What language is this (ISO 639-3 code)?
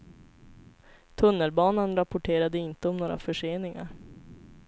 swe